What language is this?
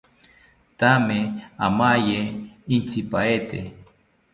South Ucayali Ashéninka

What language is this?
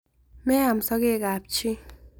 Kalenjin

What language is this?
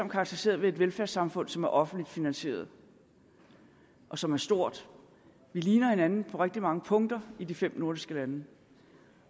Danish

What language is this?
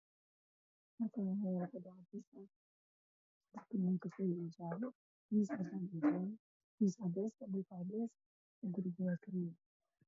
Somali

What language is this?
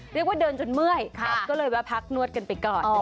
Thai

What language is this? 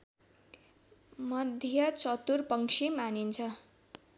Nepali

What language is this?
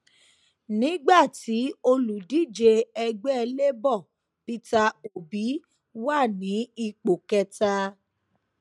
Yoruba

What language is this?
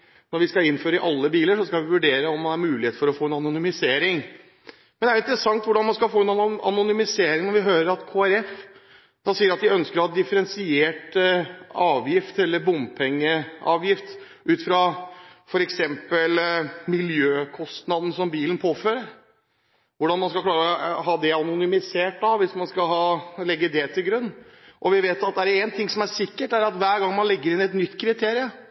Norwegian Bokmål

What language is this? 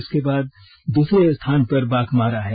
Hindi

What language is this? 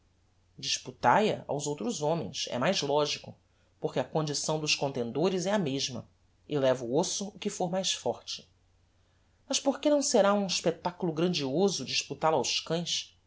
Portuguese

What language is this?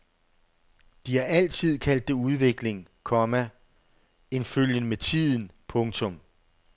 Danish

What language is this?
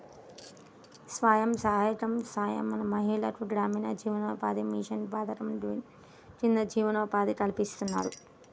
Telugu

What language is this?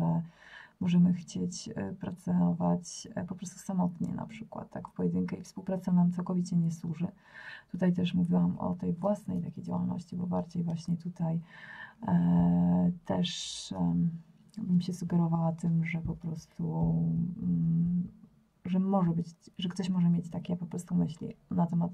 Polish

